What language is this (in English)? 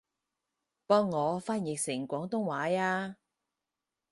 Cantonese